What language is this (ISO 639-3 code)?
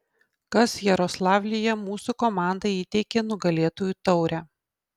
lit